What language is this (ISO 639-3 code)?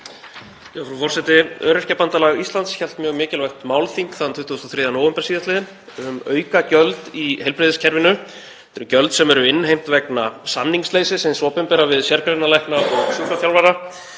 isl